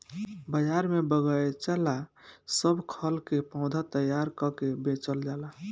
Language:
Bhojpuri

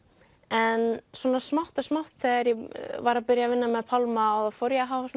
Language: Icelandic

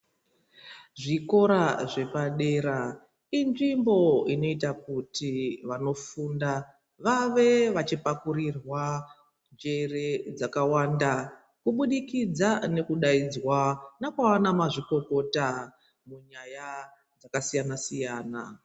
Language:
Ndau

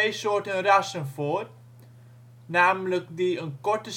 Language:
Dutch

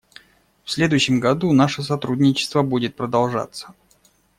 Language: Russian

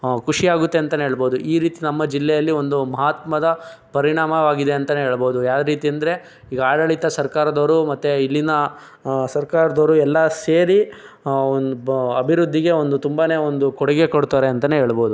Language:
Kannada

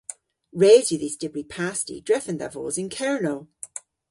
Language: Cornish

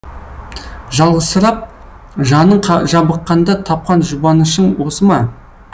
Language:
Kazakh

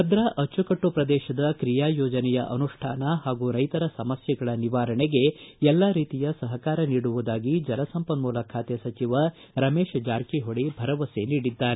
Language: Kannada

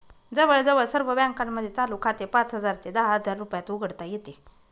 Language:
Marathi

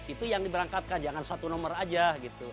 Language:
Indonesian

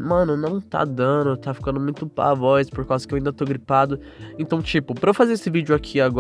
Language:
Portuguese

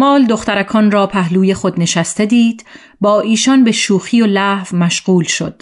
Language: Persian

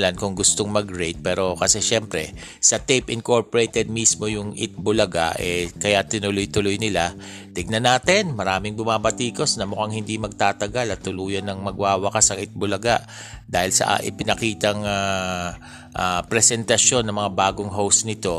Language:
Filipino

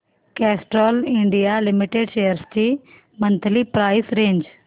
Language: Marathi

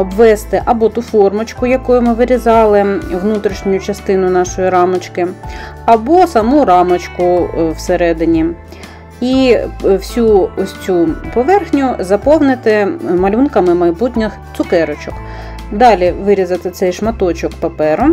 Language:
Ukrainian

